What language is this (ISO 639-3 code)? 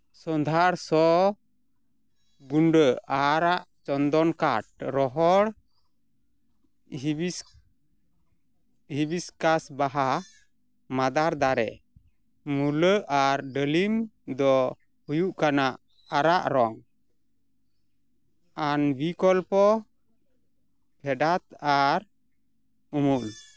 sat